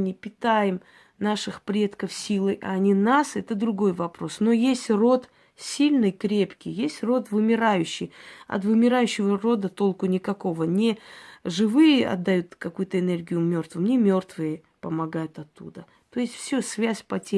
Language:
Russian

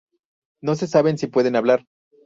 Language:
Spanish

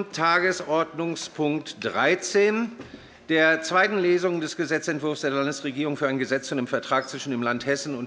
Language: German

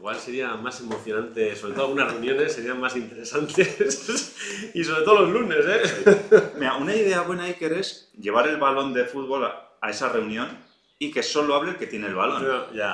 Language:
Spanish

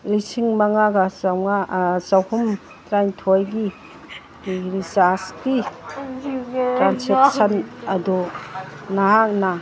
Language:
Manipuri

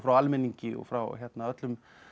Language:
Icelandic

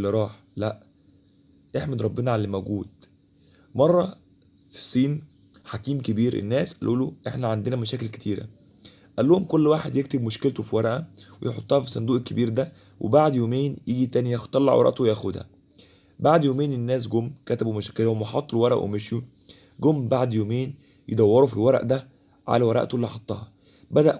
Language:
Arabic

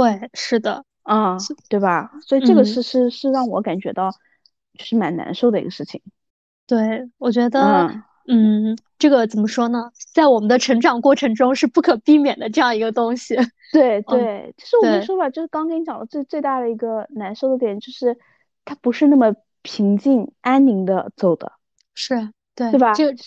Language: Chinese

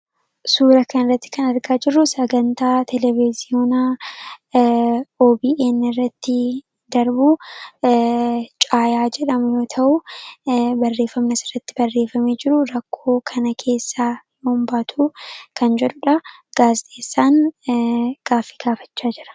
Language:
Oromo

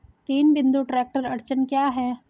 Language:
Hindi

